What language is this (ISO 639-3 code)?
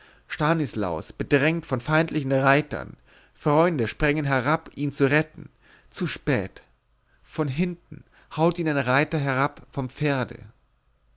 deu